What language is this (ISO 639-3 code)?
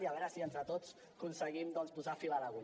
cat